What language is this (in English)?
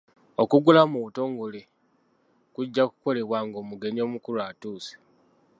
Ganda